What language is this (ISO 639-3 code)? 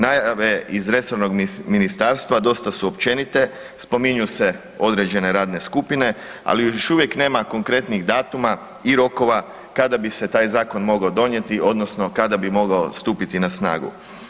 hrv